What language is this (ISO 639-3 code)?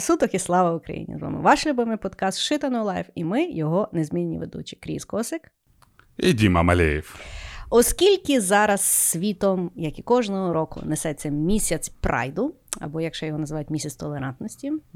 ukr